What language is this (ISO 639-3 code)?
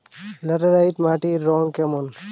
ben